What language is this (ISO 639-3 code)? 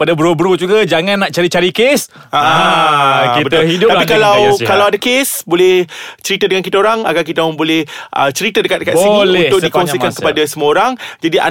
msa